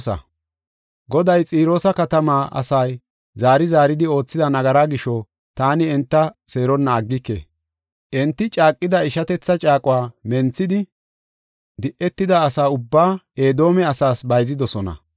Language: Gofa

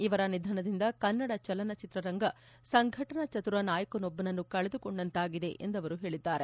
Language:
Kannada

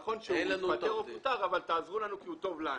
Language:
Hebrew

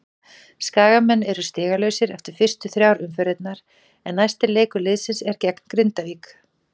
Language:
Icelandic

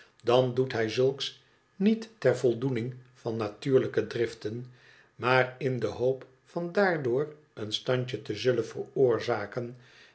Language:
Dutch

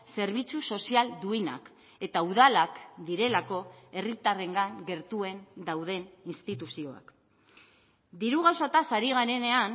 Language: Basque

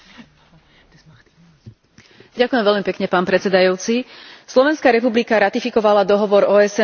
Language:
Slovak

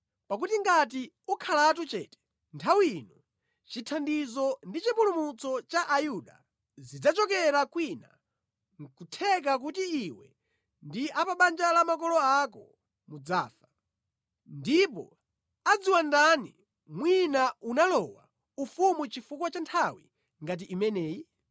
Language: Nyanja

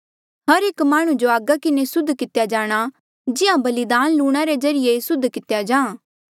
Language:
Mandeali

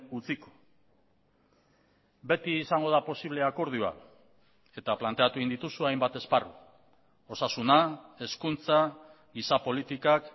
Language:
Basque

